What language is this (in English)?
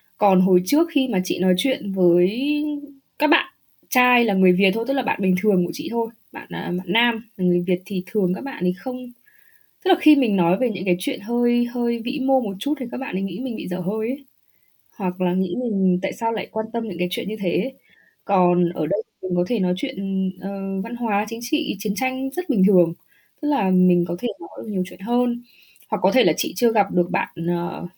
Vietnamese